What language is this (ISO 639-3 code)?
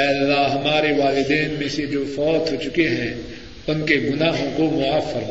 urd